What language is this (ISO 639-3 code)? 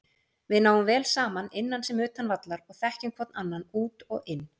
isl